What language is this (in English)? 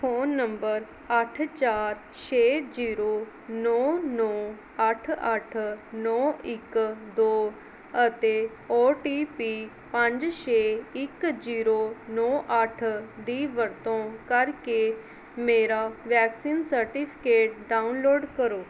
Punjabi